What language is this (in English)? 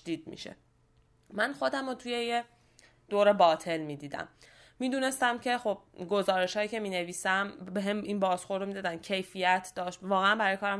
Persian